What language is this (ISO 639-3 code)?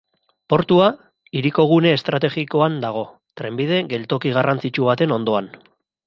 eus